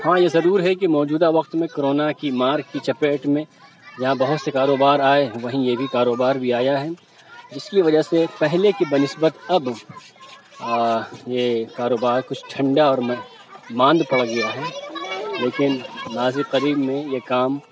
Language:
Urdu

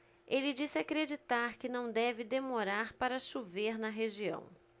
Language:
Portuguese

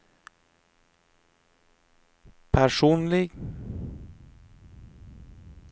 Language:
Norwegian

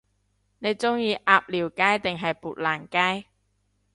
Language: Cantonese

